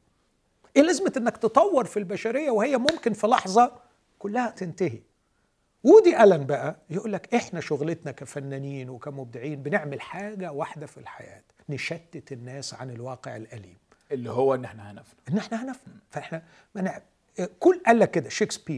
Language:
Arabic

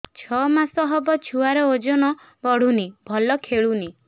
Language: Odia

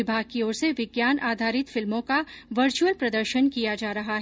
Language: Hindi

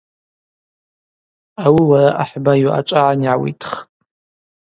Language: Abaza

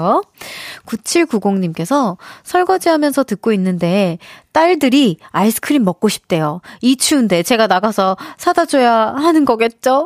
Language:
Korean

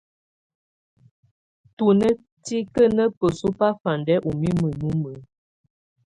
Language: Tunen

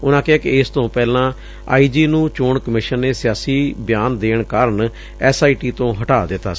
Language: Punjabi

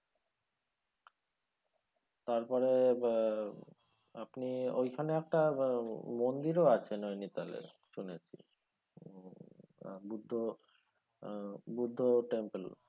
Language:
Bangla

